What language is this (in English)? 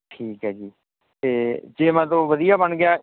Punjabi